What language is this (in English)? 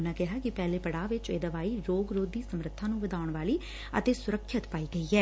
Punjabi